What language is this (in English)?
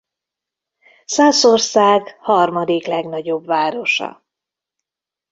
Hungarian